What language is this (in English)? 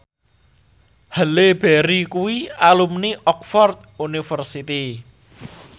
Javanese